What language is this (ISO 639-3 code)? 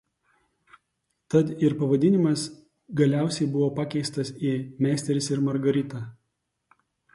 lit